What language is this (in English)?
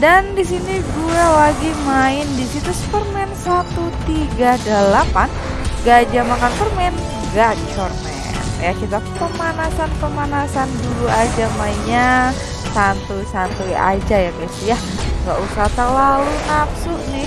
Indonesian